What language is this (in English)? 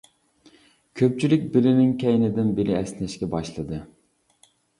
Uyghur